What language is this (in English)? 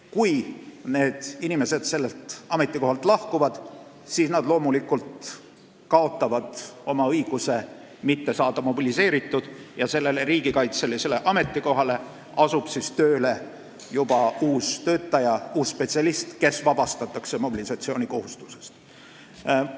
Estonian